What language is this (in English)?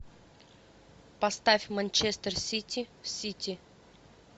Russian